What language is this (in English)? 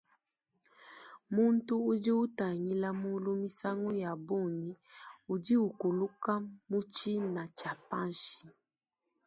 Luba-Lulua